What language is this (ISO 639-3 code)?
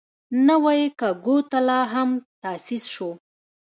pus